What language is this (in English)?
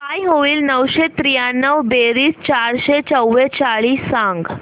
Marathi